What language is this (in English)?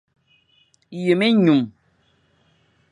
Fang